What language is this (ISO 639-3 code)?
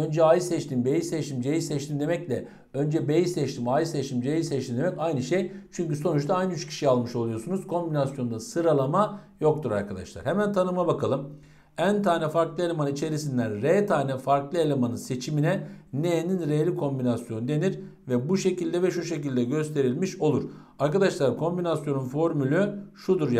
tur